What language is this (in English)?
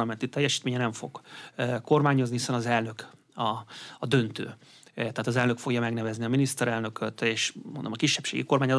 Hungarian